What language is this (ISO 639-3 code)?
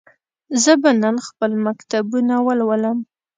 pus